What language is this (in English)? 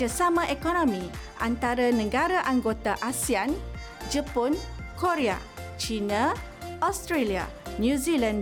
Malay